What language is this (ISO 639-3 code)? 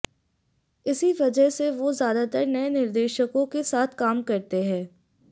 hin